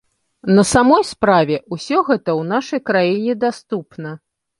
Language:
Belarusian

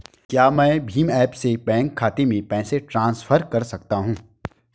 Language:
Hindi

